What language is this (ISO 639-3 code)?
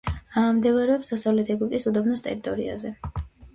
kat